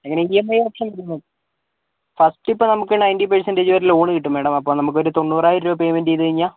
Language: Malayalam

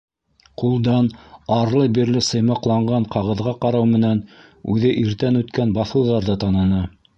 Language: Bashkir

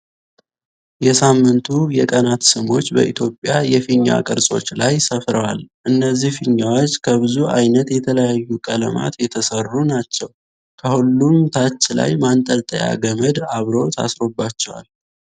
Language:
Amharic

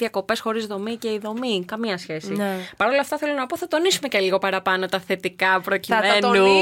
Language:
Greek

